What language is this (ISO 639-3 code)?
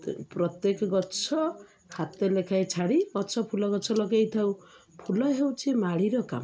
ori